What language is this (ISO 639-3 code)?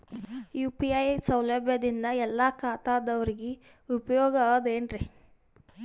kan